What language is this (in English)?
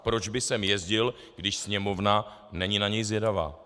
Czech